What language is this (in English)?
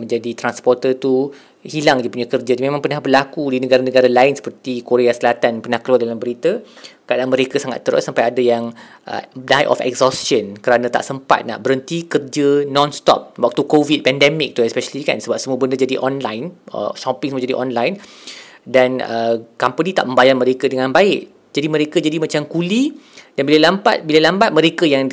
Malay